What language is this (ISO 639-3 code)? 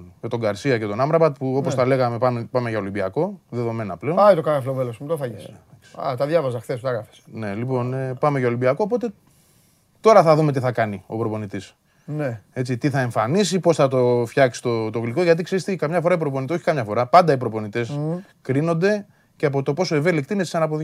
ell